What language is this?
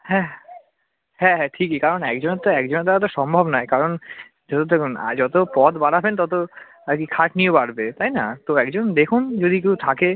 Bangla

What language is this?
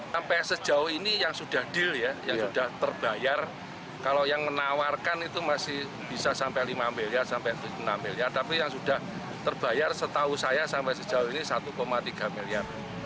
Indonesian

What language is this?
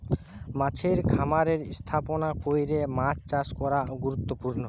Bangla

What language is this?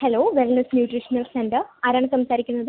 Malayalam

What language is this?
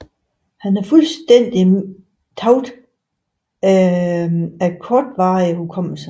Danish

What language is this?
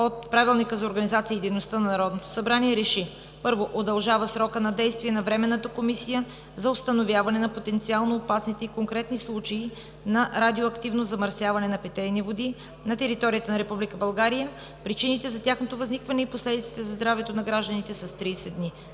Bulgarian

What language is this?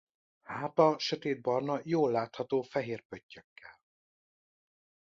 Hungarian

